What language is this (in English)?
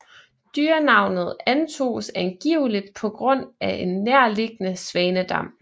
Danish